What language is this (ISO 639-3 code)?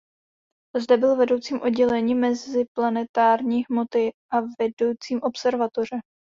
ces